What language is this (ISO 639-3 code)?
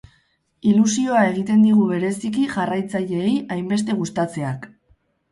eus